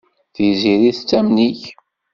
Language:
Kabyle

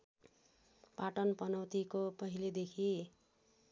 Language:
Nepali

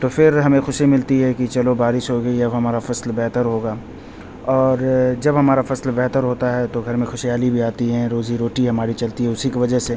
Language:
Urdu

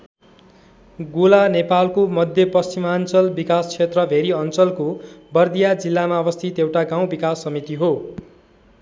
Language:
Nepali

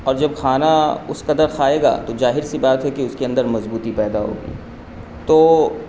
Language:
Urdu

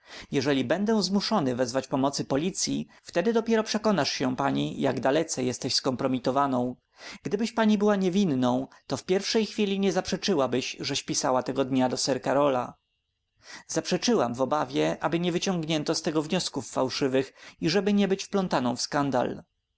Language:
Polish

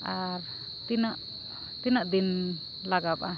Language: Santali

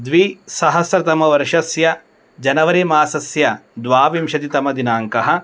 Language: Sanskrit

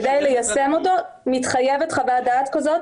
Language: Hebrew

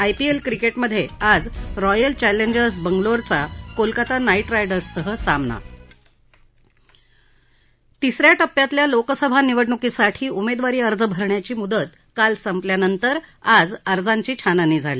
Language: Marathi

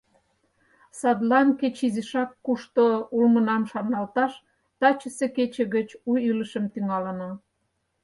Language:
Mari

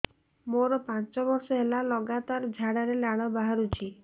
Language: Odia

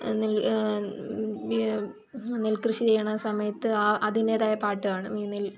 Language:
Malayalam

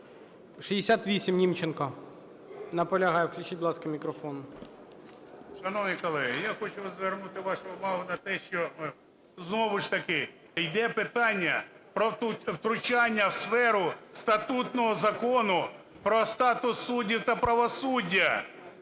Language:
Ukrainian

